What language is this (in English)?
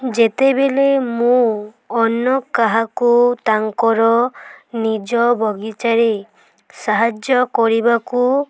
Odia